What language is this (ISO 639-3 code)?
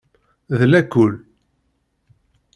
kab